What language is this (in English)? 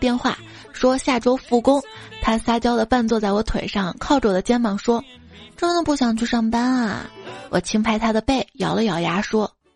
Chinese